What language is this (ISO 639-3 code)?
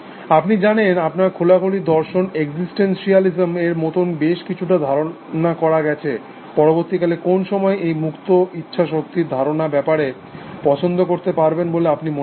ben